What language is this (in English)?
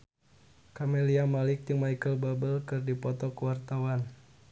Sundanese